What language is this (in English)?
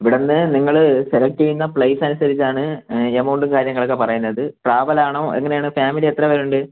Malayalam